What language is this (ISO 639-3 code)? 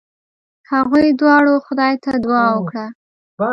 pus